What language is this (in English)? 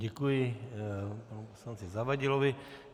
Czech